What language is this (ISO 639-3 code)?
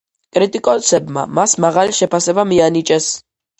kat